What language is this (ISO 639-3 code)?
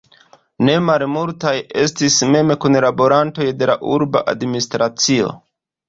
epo